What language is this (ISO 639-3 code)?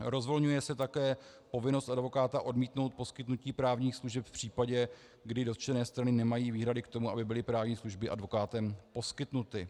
ces